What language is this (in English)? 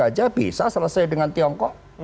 Indonesian